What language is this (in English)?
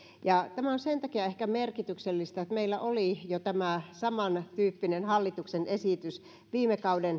Finnish